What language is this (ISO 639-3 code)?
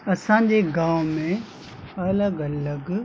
snd